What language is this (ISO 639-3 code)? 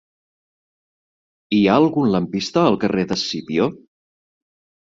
cat